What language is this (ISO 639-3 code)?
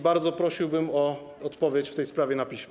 pol